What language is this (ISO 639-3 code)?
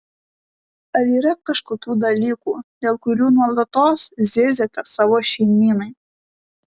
lit